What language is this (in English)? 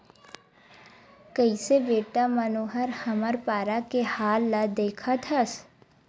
Chhattisgarhi